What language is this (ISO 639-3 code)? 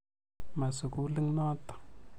kln